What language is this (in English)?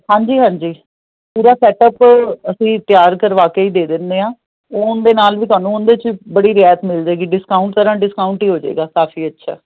Punjabi